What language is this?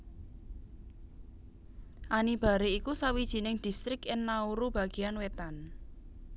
Javanese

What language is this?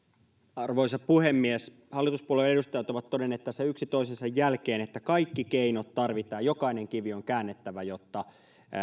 Finnish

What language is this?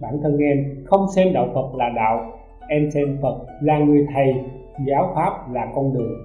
Vietnamese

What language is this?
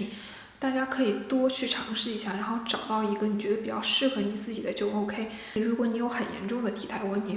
Chinese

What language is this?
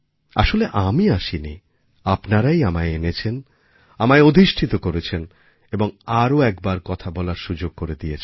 Bangla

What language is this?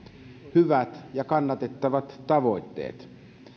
Finnish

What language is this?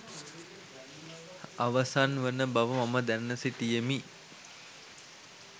Sinhala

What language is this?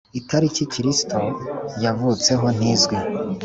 Kinyarwanda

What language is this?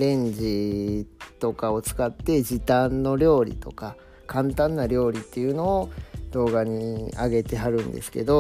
Japanese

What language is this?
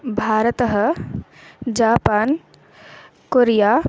Sanskrit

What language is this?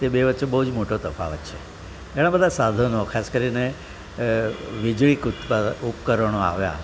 Gujarati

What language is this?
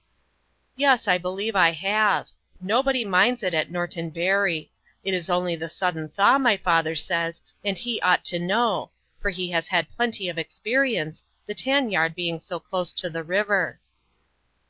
English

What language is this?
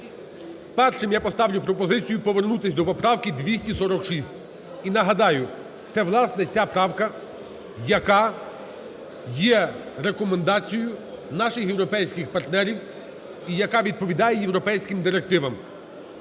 Ukrainian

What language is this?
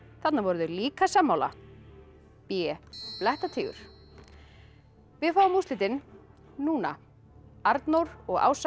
Icelandic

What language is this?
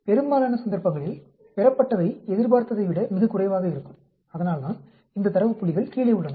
Tamil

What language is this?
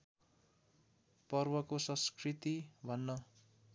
Nepali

